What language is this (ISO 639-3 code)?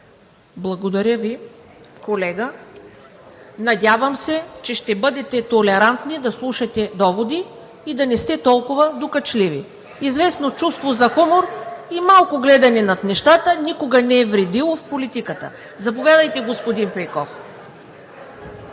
bul